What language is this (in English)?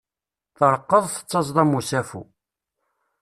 Kabyle